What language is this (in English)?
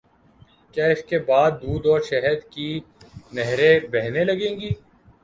Urdu